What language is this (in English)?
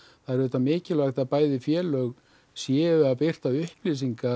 Icelandic